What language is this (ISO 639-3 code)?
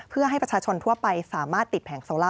tha